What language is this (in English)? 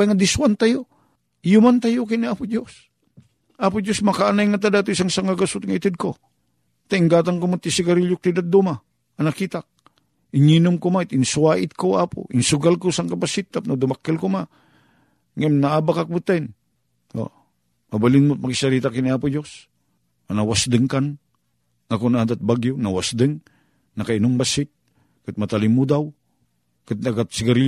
Filipino